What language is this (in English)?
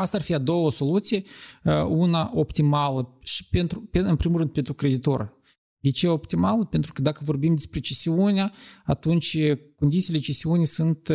Romanian